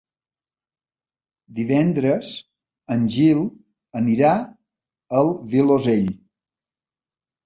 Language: Catalan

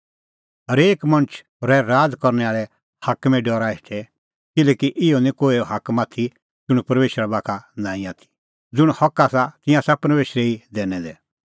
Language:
Kullu Pahari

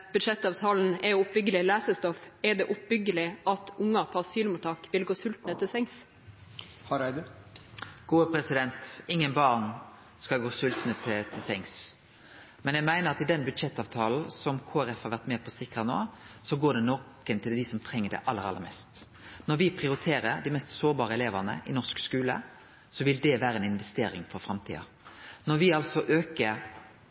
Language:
Norwegian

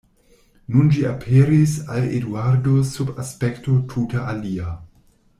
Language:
Esperanto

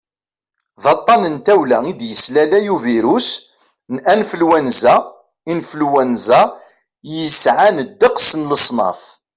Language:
Kabyle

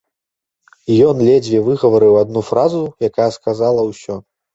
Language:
Belarusian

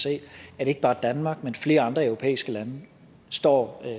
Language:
Danish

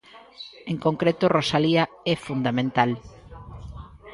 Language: Galician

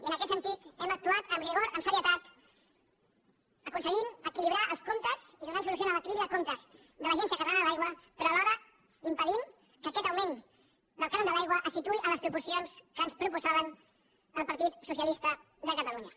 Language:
Catalan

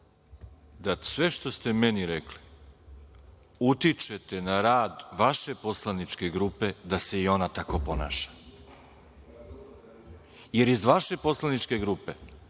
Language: Serbian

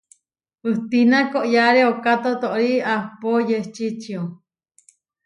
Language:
Huarijio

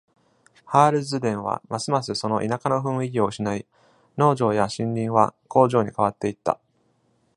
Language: Japanese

